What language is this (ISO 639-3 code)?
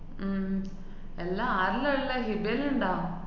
mal